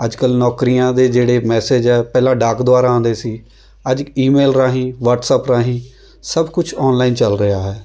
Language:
Punjabi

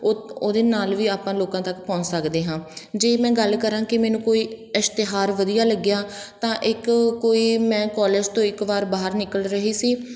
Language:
Punjabi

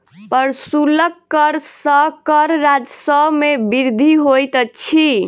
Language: Maithili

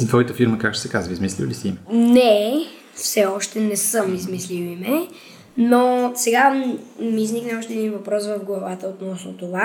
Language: Bulgarian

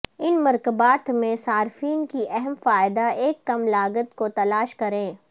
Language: Urdu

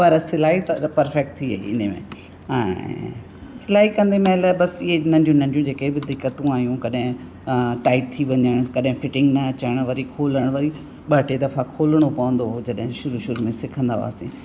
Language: Sindhi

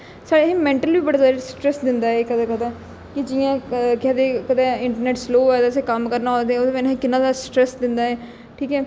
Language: Dogri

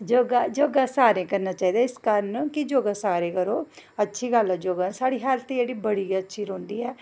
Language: Dogri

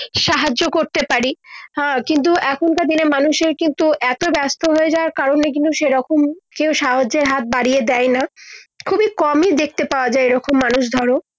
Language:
Bangla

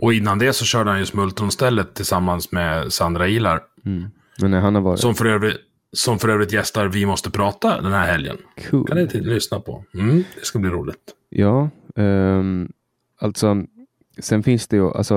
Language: Swedish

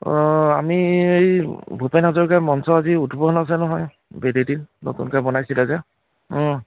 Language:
Assamese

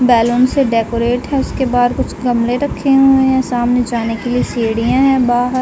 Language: Hindi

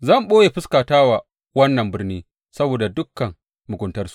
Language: Hausa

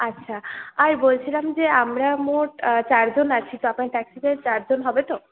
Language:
Bangla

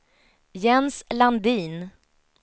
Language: Swedish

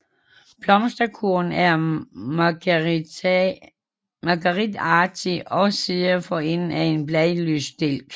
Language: Danish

